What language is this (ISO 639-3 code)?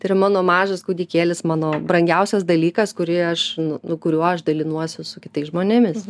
lit